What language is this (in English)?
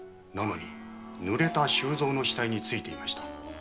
Japanese